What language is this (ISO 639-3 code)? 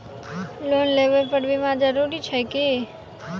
mai